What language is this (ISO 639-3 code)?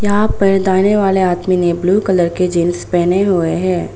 hin